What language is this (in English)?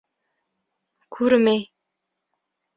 Bashkir